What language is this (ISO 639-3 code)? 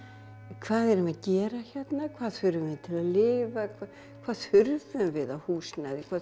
isl